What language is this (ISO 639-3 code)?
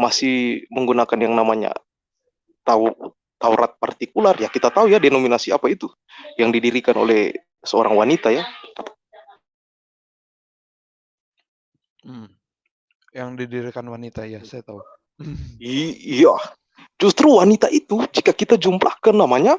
ind